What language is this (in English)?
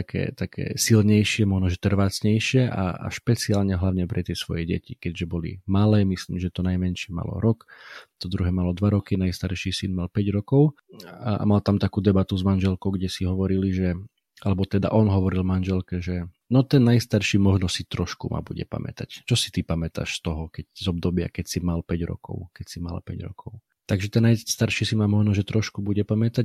Slovak